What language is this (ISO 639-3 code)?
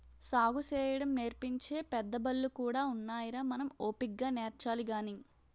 tel